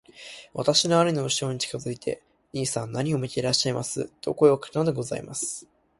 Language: Japanese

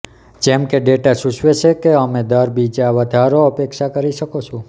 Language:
Gujarati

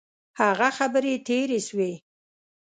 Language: Pashto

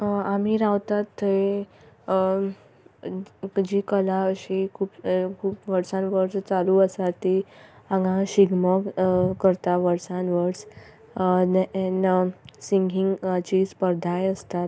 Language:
Konkani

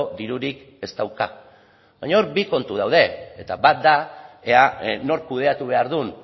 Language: Basque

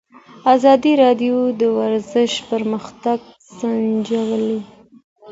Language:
Pashto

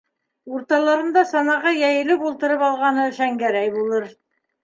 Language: Bashkir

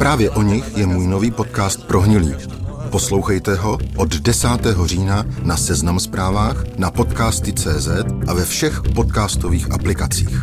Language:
Czech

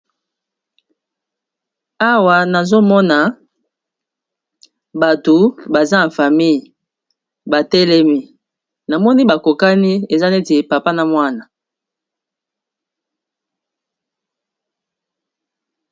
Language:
Lingala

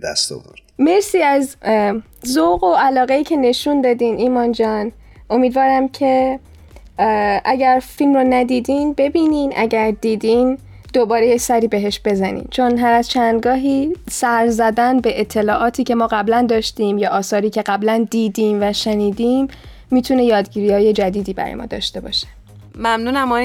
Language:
Persian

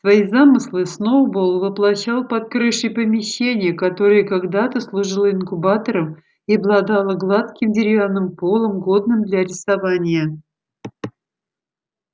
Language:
Russian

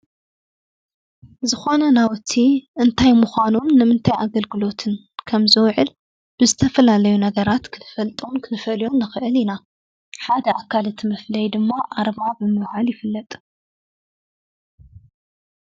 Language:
Tigrinya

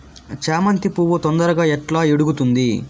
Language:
Telugu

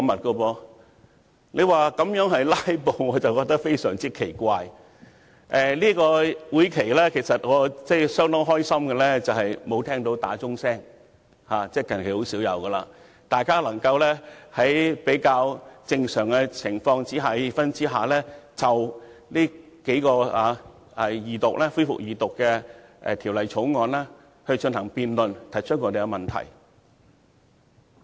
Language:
Cantonese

